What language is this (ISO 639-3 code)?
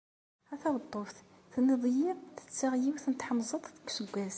kab